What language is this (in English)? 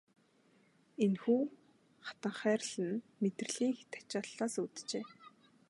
Mongolian